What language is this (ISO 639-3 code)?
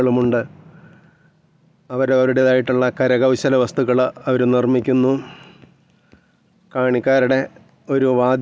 mal